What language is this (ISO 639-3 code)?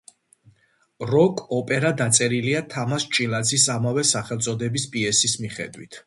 kat